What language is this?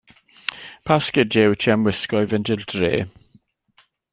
Welsh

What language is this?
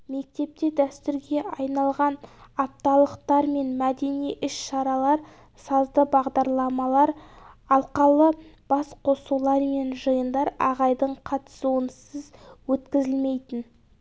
Kazakh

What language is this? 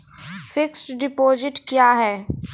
Maithili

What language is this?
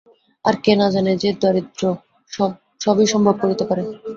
Bangla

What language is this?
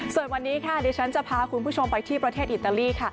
Thai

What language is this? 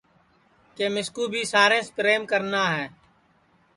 Sansi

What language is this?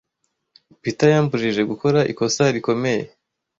Kinyarwanda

